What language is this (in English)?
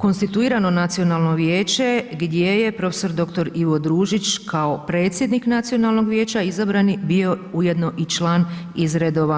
Croatian